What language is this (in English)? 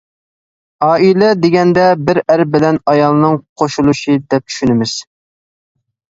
Uyghur